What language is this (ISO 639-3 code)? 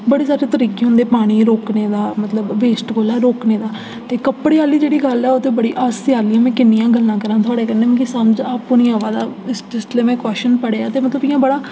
doi